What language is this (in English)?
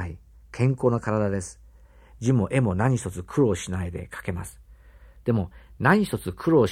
Japanese